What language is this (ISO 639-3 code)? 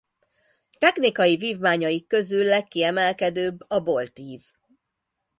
hun